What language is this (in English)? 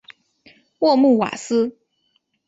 Chinese